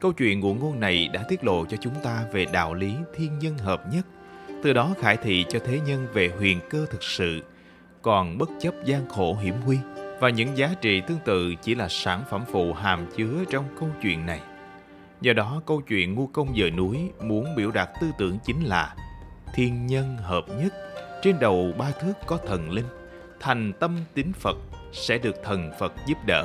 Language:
Vietnamese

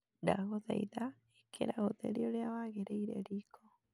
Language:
Kikuyu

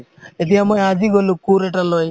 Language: Assamese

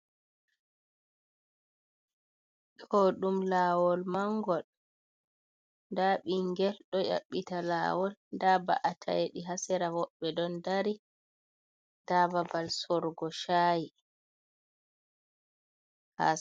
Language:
Fula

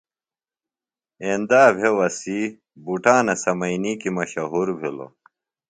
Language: Phalura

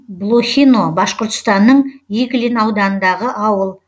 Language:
Kazakh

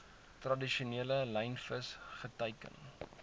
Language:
Afrikaans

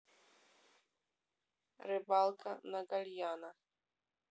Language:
Russian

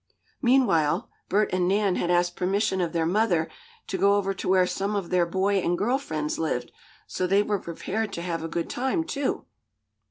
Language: English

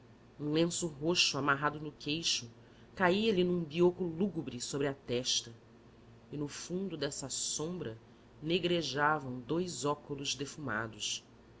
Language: Portuguese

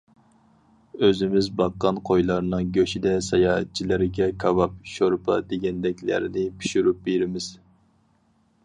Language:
Uyghur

